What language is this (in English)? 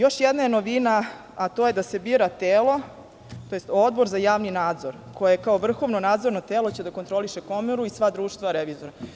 Serbian